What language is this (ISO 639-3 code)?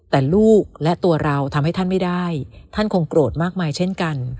tha